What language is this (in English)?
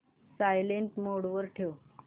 Marathi